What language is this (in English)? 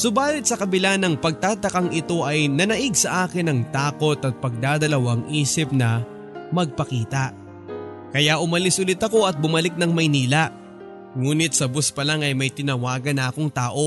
Filipino